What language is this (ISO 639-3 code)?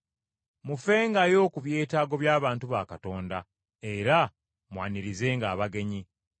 lug